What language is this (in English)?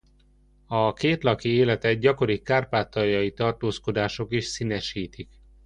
Hungarian